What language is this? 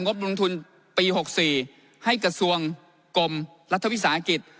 Thai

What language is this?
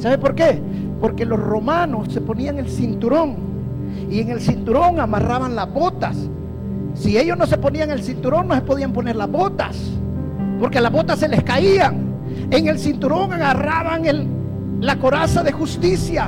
Spanish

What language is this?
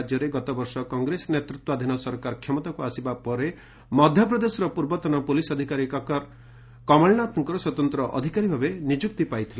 Odia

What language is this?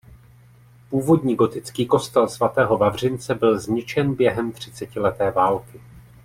Czech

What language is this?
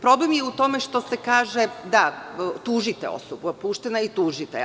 Serbian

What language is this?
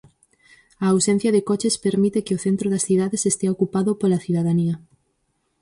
Galician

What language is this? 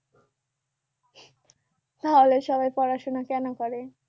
Bangla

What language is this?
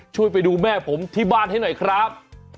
Thai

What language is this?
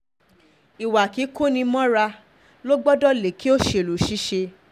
Yoruba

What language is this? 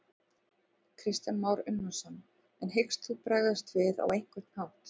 Icelandic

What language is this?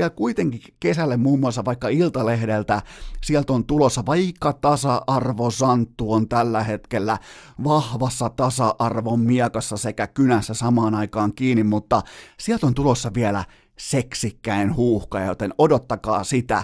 Finnish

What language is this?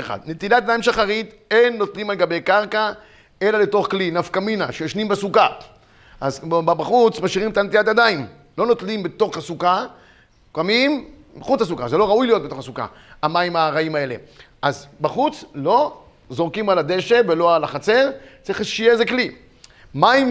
Hebrew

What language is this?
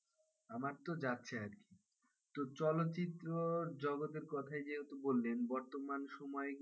Bangla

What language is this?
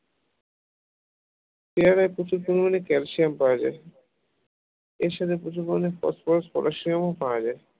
Bangla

